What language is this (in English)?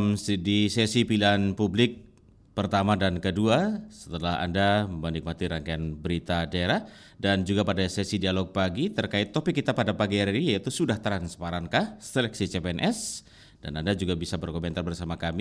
Indonesian